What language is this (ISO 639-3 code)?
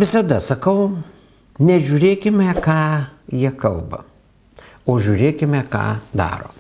lit